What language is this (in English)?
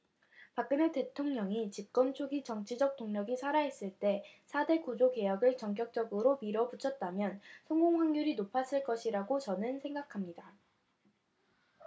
Korean